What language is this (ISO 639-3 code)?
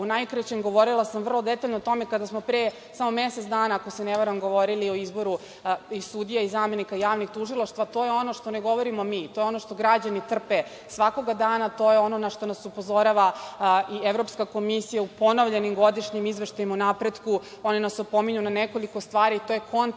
srp